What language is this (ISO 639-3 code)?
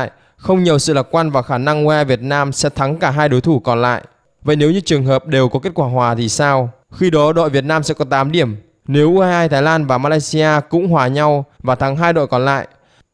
vie